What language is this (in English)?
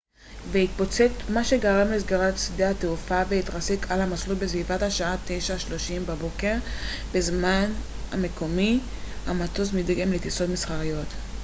Hebrew